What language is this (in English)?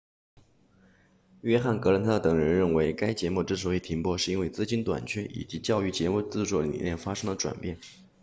Chinese